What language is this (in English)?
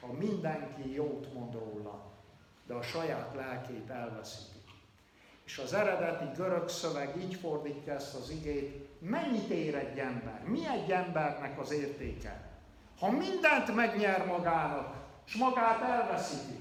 Hungarian